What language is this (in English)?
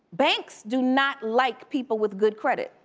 English